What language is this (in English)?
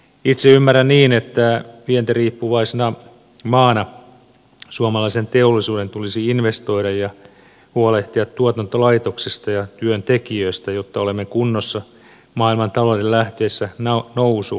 Finnish